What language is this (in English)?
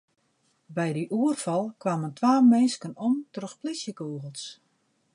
Western Frisian